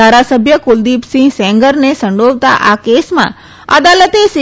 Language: Gujarati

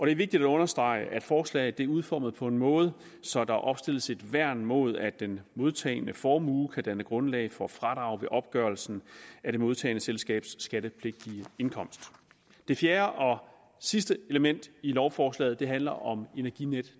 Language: Danish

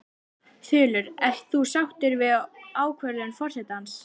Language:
Icelandic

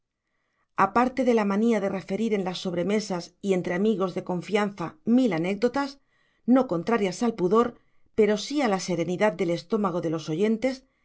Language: Spanish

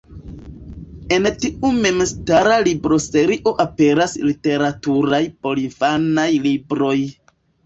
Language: Esperanto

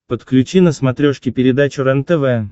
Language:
Russian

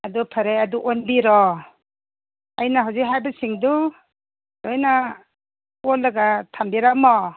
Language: Manipuri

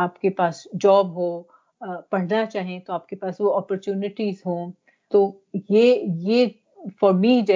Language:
Urdu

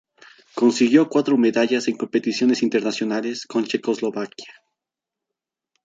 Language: Spanish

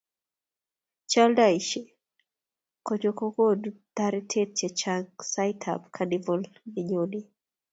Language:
Kalenjin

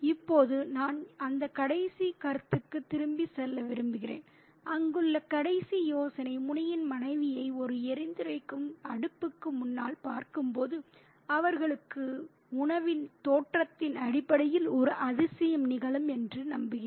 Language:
Tamil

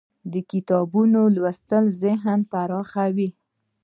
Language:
Pashto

